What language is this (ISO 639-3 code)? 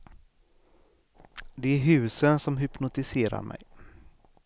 swe